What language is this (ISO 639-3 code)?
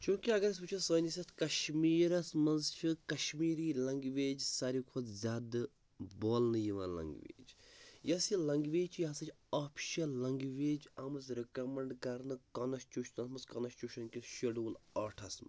kas